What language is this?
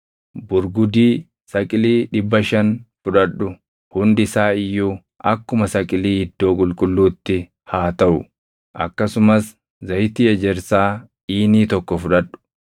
Oromo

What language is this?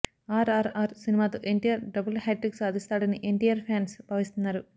Telugu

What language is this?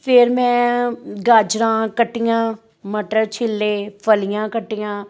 Punjabi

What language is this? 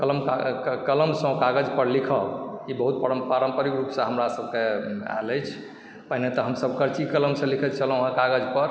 Maithili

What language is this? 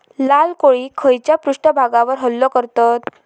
Marathi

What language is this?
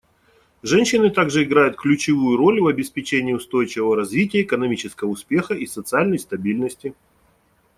Russian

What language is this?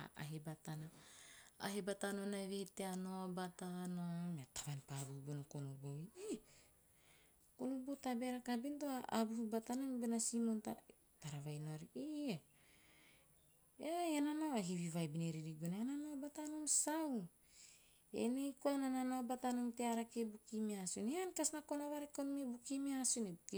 Teop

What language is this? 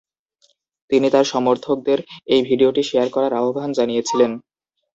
Bangla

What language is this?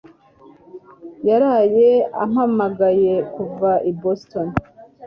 Kinyarwanda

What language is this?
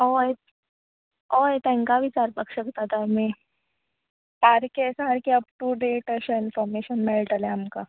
Konkani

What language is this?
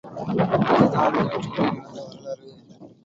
Tamil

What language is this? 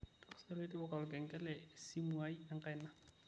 Masai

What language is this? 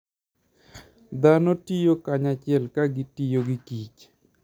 Luo (Kenya and Tanzania)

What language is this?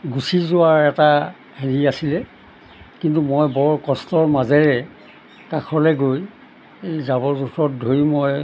Assamese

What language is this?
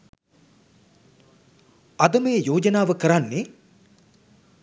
Sinhala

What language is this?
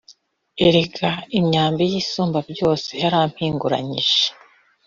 Kinyarwanda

